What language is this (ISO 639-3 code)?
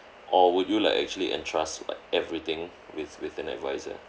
eng